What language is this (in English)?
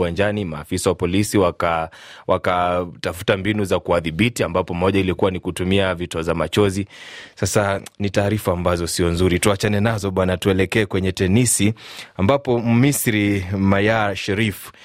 Swahili